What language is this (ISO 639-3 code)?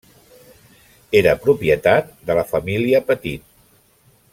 cat